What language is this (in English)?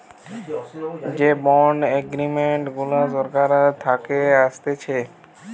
Bangla